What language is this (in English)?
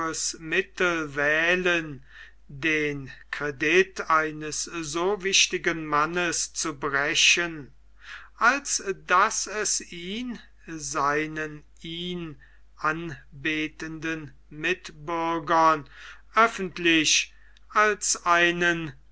German